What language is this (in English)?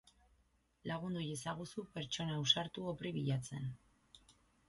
Basque